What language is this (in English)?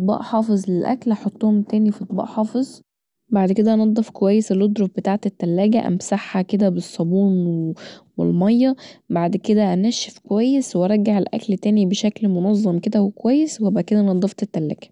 Egyptian Arabic